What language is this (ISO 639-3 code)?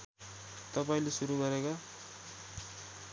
nep